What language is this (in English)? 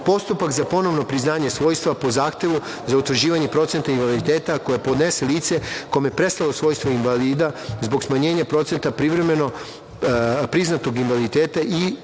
Serbian